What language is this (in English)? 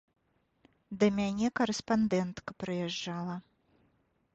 Belarusian